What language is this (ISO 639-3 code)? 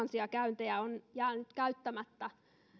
fin